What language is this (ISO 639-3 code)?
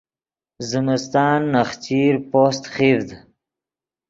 ydg